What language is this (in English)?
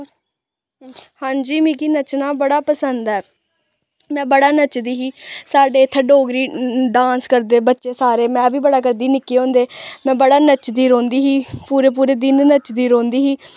Dogri